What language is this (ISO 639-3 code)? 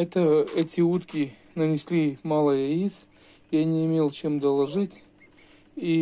rus